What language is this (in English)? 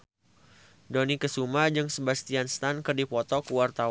Sundanese